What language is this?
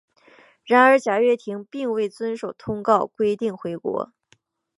Chinese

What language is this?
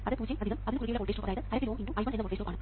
Malayalam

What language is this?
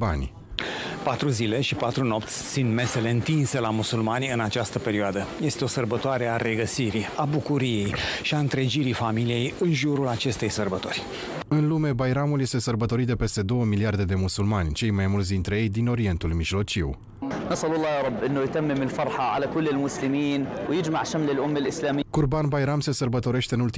Romanian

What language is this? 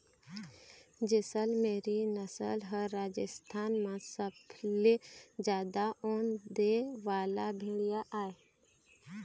Chhattisgarhi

